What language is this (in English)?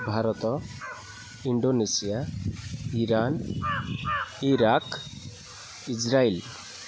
Odia